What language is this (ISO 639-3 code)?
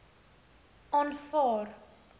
afr